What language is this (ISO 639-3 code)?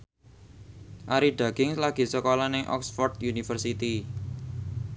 jav